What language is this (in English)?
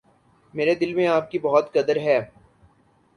Urdu